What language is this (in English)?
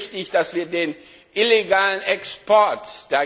German